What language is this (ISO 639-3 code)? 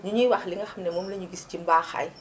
wol